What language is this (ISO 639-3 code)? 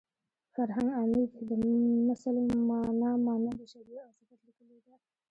pus